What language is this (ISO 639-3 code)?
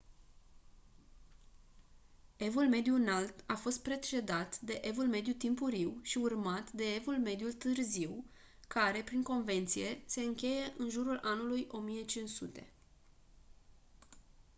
ron